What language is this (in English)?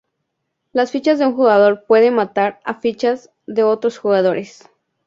Spanish